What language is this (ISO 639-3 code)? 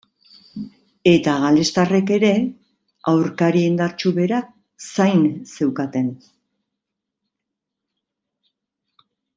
eus